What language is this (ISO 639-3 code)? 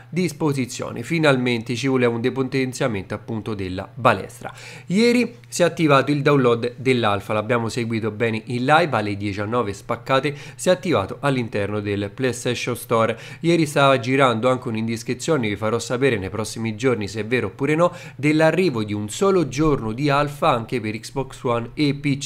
ita